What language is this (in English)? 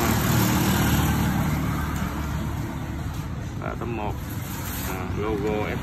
Vietnamese